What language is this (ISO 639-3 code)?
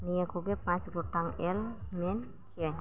sat